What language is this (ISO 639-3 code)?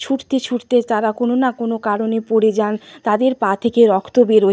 ben